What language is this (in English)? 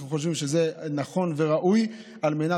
Hebrew